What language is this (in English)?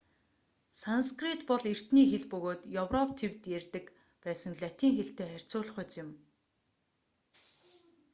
Mongolian